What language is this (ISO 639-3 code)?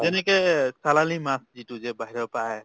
asm